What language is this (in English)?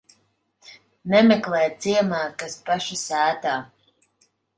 Latvian